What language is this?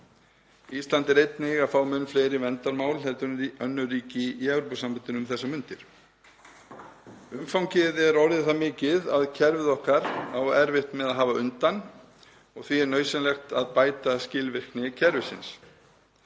Icelandic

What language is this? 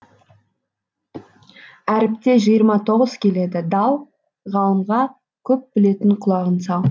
Kazakh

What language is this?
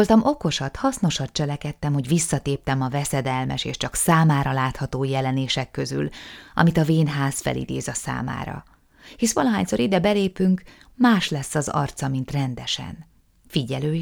Hungarian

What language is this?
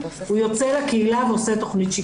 Hebrew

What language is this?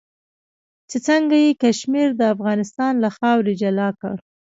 Pashto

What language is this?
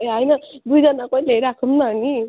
Nepali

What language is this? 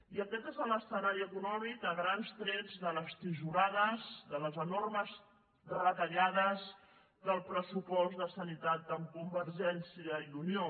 Catalan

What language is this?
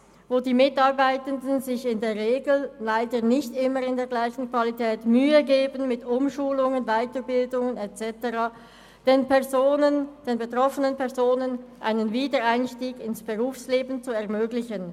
Swiss German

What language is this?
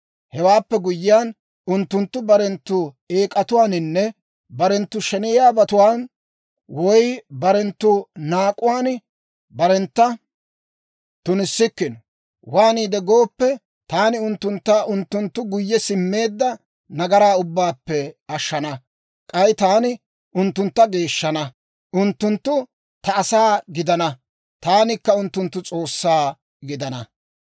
Dawro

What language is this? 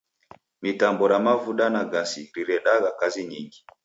Taita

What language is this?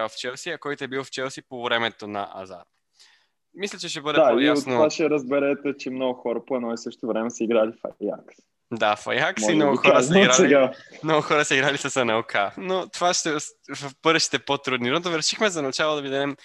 Bulgarian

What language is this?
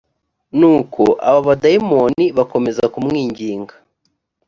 Kinyarwanda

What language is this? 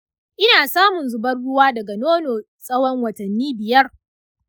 Hausa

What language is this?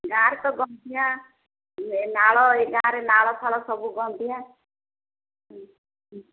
Odia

